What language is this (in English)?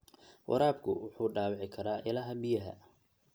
Somali